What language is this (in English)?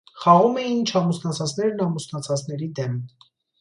Armenian